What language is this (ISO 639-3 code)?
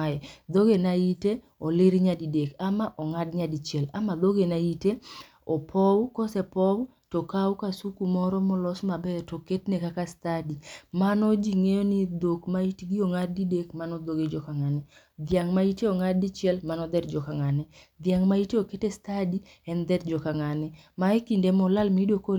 luo